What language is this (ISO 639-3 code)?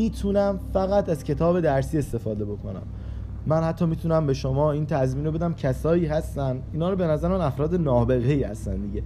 fas